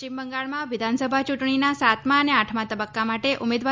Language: Gujarati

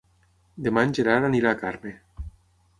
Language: Catalan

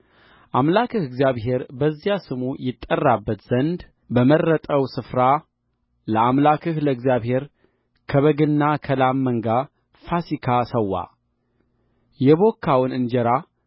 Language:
Amharic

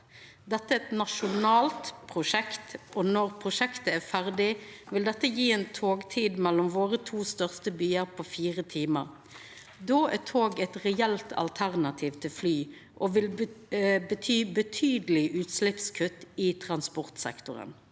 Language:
Norwegian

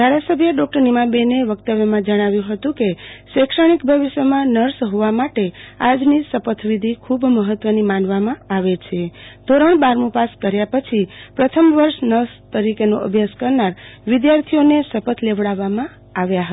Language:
Gujarati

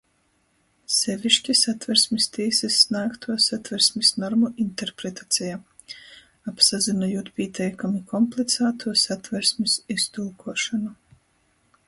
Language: Latgalian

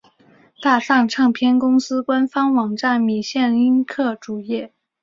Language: Chinese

